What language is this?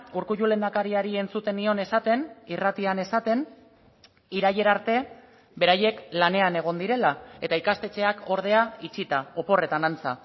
Basque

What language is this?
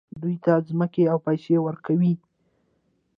Pashto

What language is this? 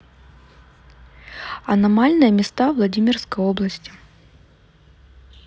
Russian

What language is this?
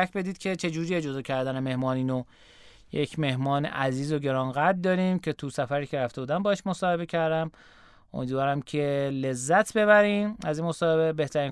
Persian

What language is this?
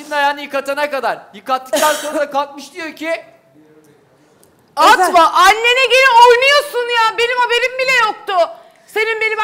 Turkish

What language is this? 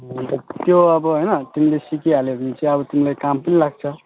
Nepali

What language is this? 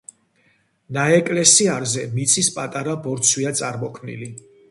Georgian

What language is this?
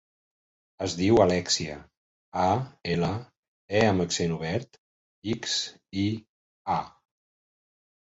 Catalan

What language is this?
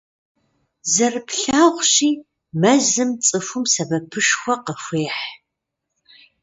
Kabardian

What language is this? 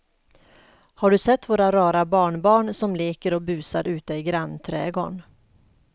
Swedish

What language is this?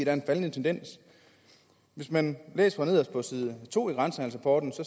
Danish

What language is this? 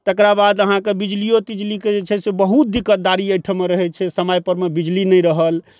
Maithili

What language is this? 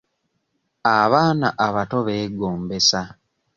Ganda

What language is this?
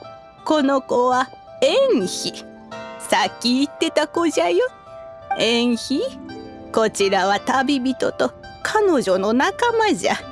Japanese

